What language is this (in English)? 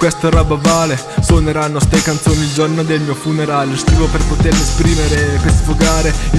Italian